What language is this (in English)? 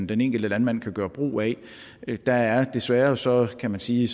Danish